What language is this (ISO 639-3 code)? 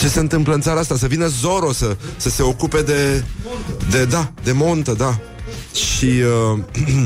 ron